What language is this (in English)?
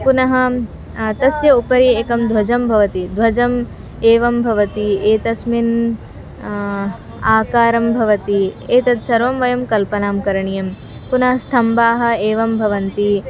Sanskrit